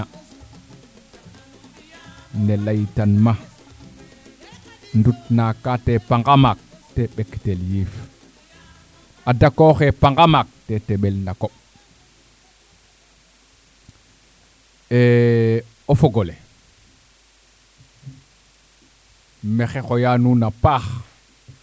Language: Serer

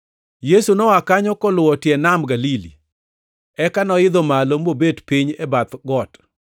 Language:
Luo (Kenya and Tanzania)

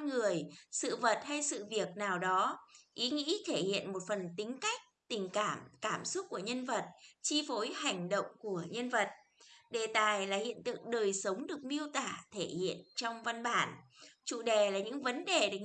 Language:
Vietnamese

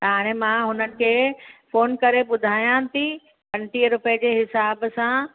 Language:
Sindhi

